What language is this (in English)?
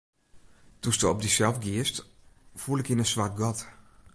Western Frisian